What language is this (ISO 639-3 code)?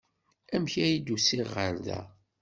kab